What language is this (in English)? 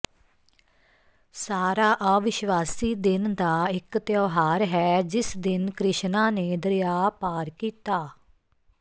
Punjabi